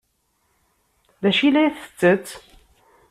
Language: Kabyle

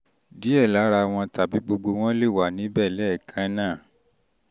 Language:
Yoruba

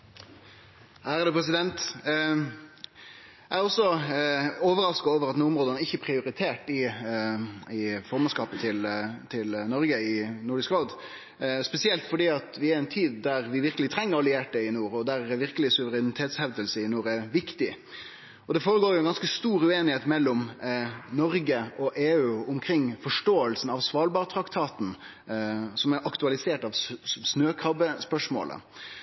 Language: Norwegian Nynorsk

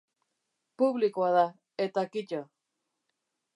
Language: Basque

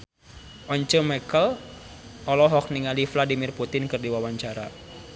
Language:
Sundanese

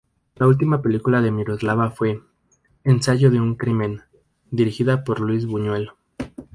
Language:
Spanish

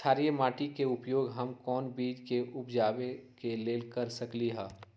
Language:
Magahi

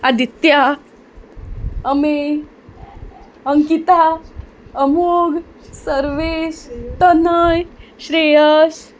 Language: Konkani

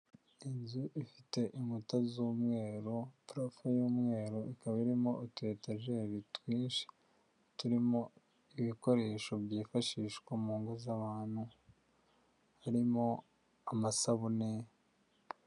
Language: Kinyarwanda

